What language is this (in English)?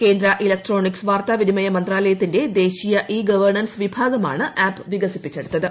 Malayalam